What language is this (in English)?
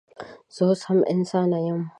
Pashto